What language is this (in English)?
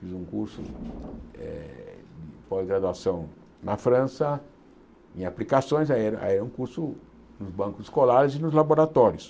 Portuguese